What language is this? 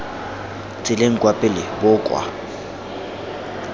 Tswana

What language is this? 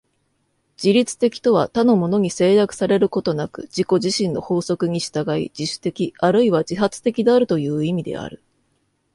Japanese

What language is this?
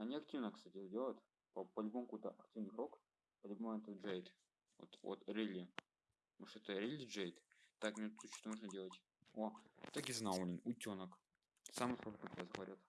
Russian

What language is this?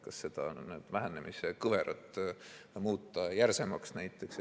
Estonian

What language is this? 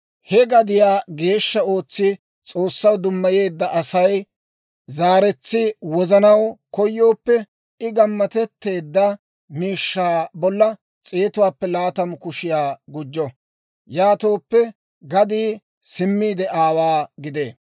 Dawro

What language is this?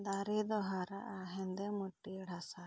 Santali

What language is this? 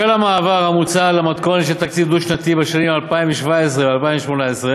Hebrew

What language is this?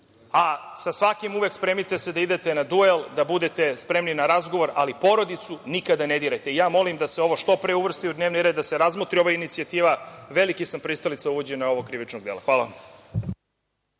Serbian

